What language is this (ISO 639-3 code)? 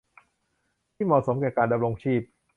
tha